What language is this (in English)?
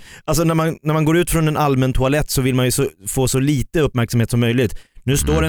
Swedish